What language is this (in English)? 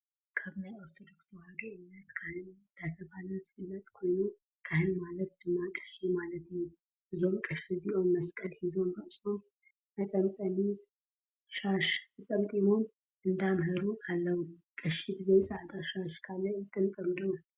Tigrinya